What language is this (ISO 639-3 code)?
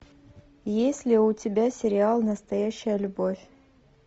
rus